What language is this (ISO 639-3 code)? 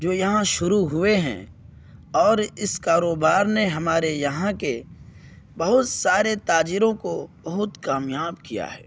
urd